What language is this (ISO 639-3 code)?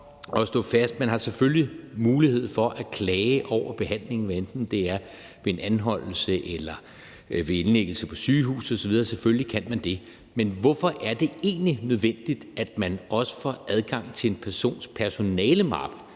dan